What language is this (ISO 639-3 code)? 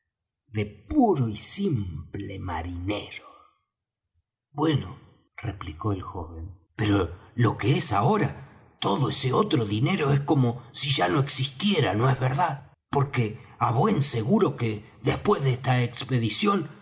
spa